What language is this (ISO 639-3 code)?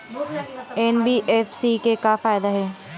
hne